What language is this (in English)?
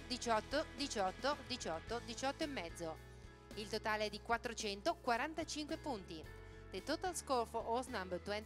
Italian